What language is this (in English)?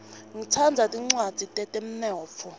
Swati